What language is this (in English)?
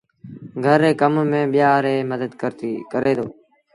Sindhi Bhil